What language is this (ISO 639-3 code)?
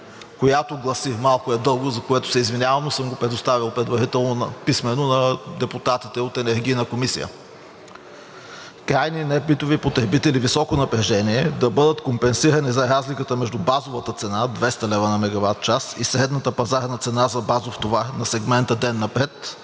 bul